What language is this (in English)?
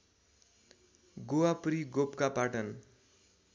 Nepali